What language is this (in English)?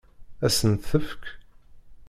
Kabyle